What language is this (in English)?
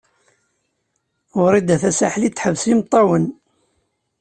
Kabyle